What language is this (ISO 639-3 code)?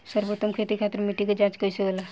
bho